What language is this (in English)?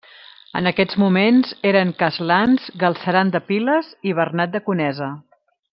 Catalan